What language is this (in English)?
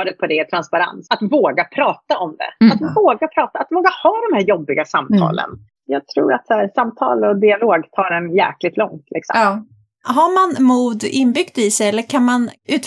Swedish